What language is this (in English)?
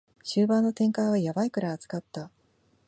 Japanese